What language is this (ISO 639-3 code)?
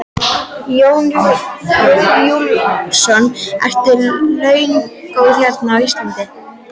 isl